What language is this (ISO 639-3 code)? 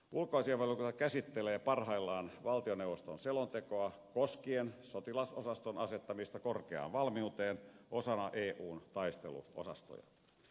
fin